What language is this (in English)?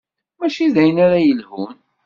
Kabyle